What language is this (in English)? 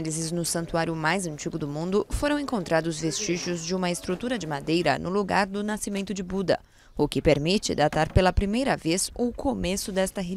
Portuguese